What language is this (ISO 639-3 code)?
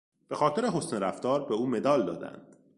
fas